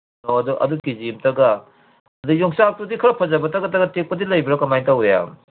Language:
Manipuri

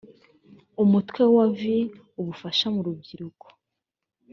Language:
Kinyarwanda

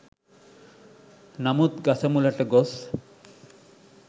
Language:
Sinhala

